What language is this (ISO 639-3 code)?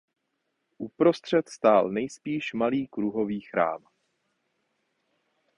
ces